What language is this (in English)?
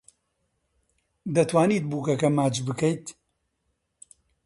Central Kurdish